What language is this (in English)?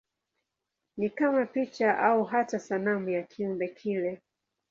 Swahili